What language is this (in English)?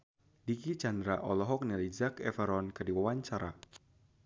Sundanese